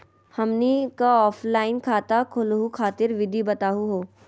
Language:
Magahi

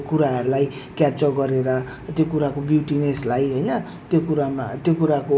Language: Nepali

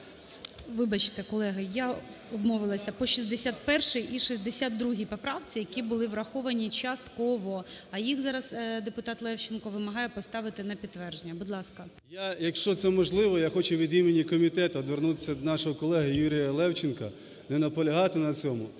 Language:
Ukrainian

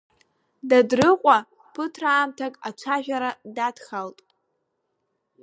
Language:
Abkhazian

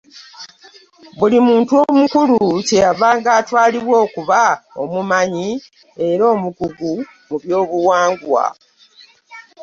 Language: Ganda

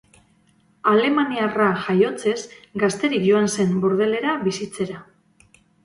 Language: Basque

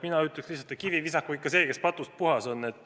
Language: Estonian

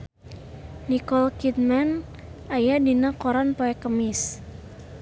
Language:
Sundanese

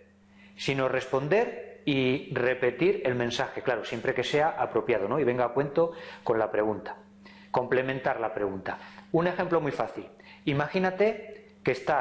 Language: Spanish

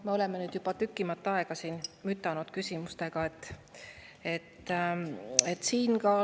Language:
Estonian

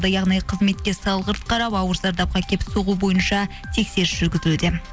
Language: Kazakh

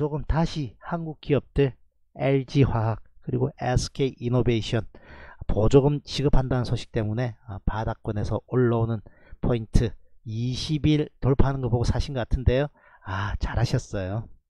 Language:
Korean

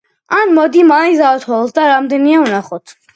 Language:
Georgian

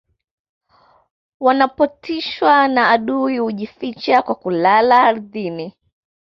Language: Swahili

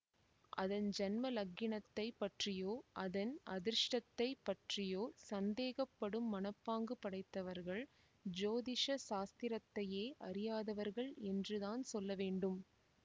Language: Tamil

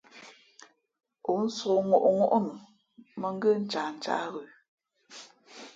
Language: Fe'fe'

